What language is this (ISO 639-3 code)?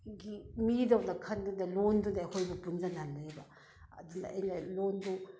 mni